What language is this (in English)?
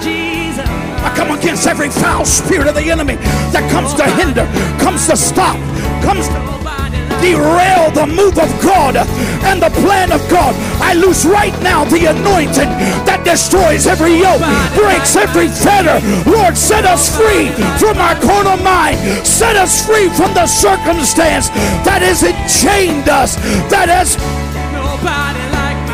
English